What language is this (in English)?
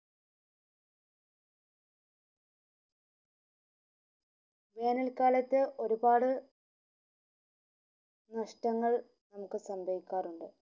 Malayalam